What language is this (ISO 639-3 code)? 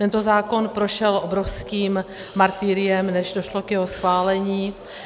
ces